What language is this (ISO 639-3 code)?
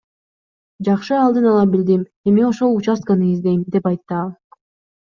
kir